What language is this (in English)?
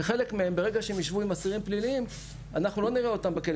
Hebrew